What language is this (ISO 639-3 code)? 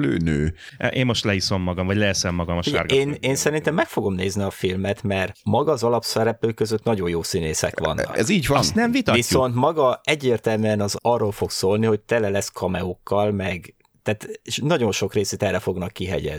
hun